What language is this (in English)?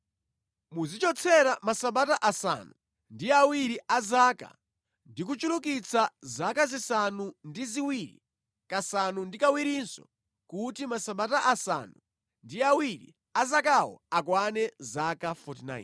Nyanja